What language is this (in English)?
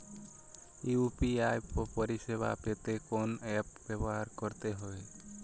Bangla